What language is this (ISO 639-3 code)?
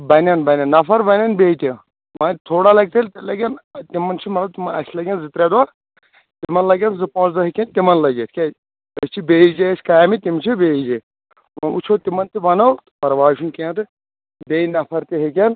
kas